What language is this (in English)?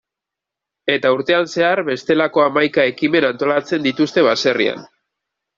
Basque